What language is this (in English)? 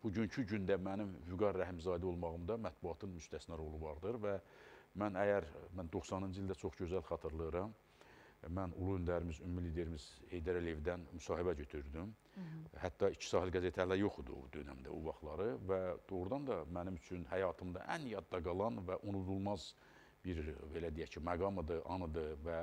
Turkish